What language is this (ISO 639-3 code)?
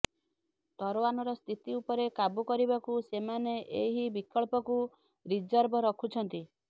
ori